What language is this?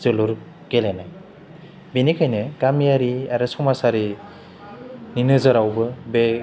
Bodo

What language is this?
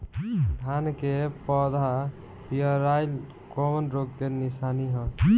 Bhojpuri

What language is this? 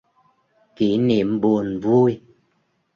Vietnamese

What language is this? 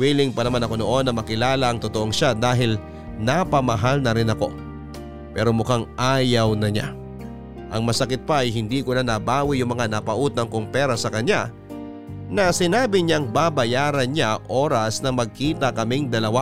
Filipino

